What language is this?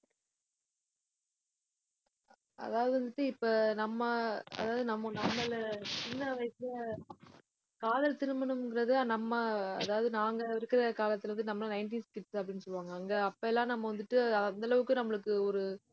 Tamil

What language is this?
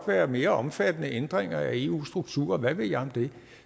Danish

